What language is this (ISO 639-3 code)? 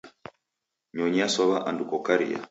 dav